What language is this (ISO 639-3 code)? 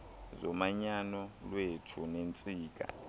xho